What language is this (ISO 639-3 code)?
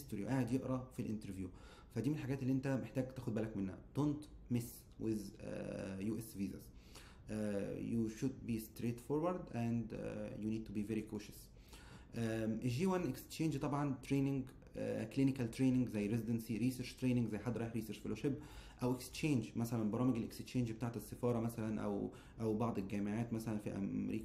ara